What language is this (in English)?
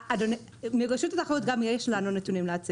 Hebrew